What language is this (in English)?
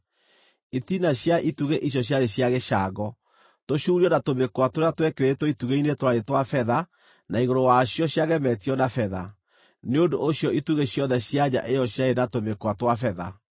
Kikuyu